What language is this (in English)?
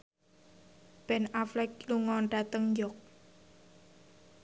Javanese